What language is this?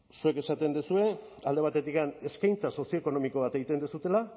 Basque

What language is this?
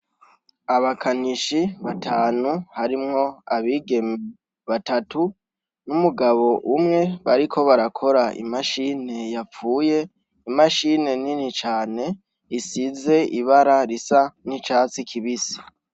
Rundi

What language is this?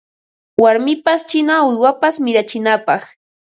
Ambo-Pasco Quechua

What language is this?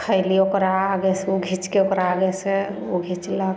Maithili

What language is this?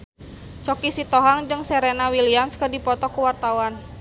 Sundanese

